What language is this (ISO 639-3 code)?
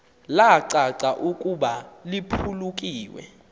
xho